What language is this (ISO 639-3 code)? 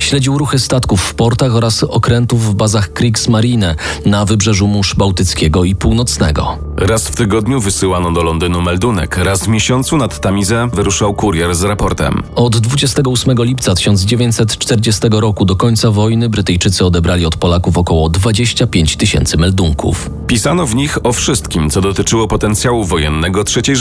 pol